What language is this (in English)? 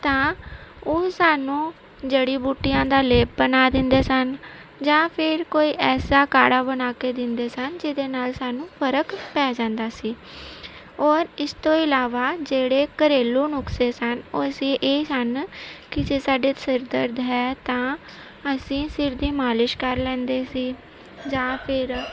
Punjabi